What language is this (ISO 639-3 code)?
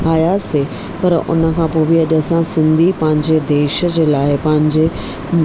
snd